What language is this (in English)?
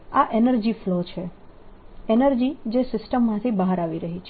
Gujarati